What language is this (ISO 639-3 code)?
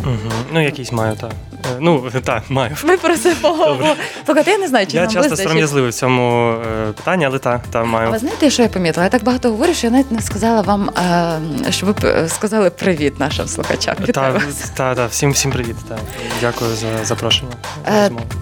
ukr